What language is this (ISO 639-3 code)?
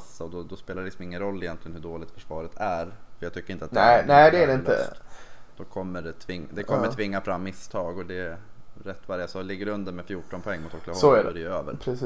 swe